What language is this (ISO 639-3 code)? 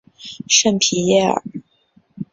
zho